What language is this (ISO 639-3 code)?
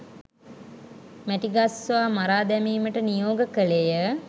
sin